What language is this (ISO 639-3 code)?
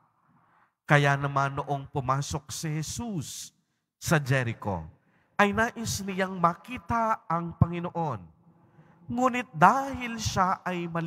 fil